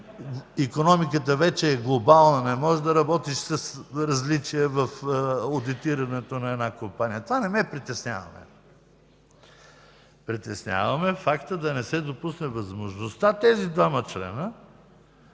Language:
Bulgarian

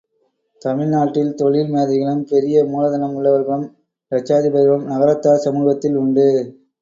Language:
Tamil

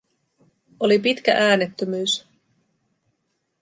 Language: Finnish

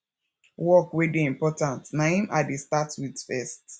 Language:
Nigerian Pidgin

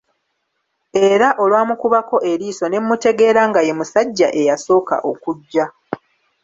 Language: Ganda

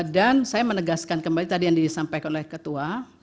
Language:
Indonesian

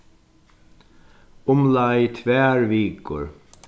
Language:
Faroese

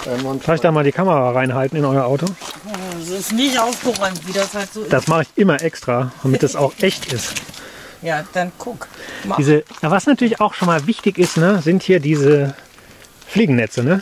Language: German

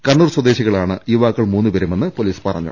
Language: Malayalam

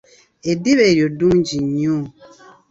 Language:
Ganda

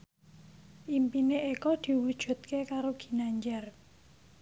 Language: Javanese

